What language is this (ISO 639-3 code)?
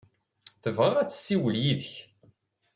kab